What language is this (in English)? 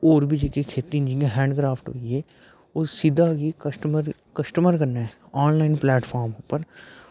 Dogri